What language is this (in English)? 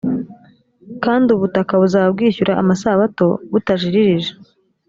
Kinyarwanda